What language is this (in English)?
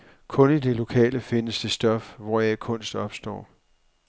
Danish